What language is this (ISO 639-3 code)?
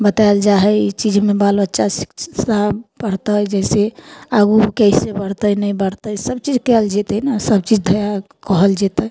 mai